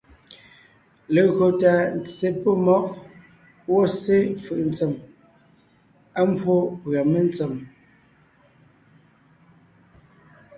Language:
Ngiemboon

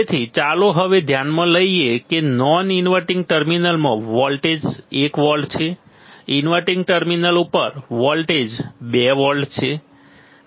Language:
Gujarati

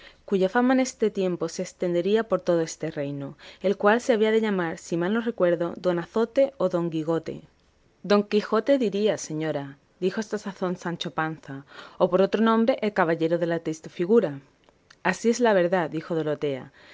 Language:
Spanish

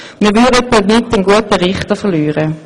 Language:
Swiss German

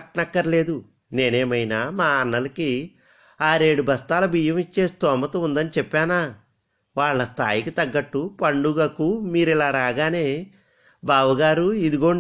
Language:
Telugu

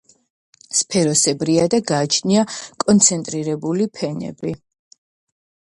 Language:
Georgian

